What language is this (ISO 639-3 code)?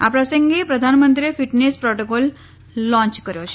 guj